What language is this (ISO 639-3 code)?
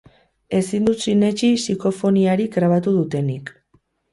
eus